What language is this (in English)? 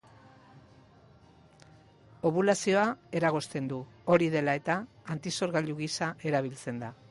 Basque